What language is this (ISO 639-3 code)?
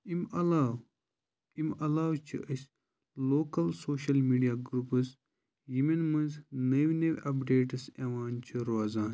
kas